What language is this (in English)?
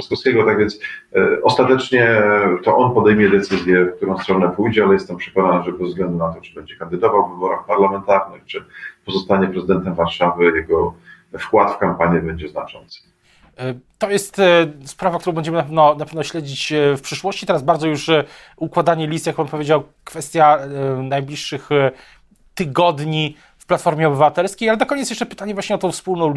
Polish